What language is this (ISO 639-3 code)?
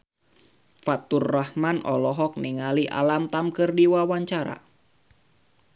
sun